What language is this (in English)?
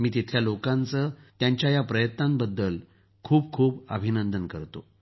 Marathi